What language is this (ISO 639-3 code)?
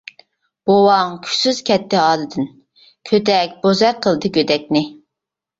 uig